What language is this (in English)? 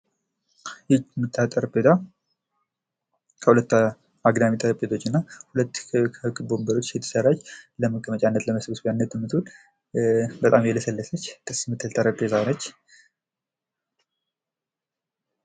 Amharic